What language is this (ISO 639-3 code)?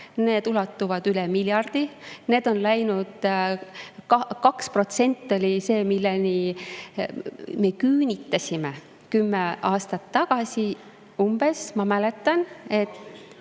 est